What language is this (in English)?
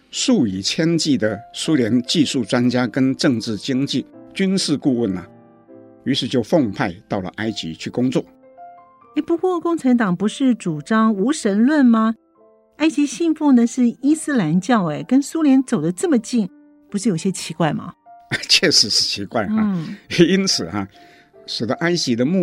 Chinese